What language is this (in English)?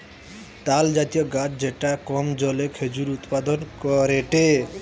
Bangla